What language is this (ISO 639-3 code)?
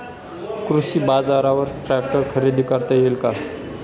mar